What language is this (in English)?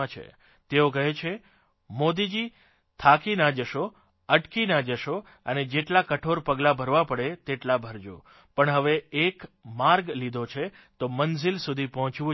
Gujarati